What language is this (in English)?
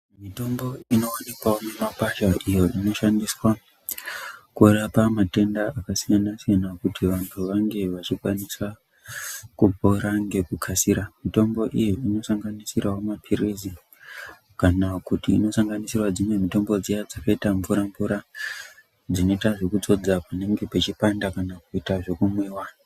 Ndau